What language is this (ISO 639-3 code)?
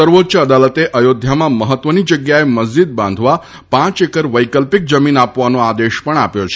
guj